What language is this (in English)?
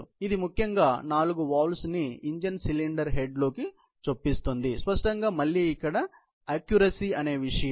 Telugu